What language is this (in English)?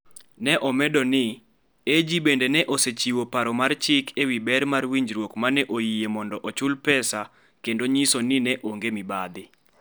Luo (Kenya and Tanzania)